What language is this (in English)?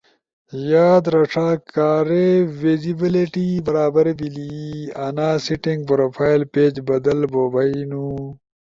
Ushojo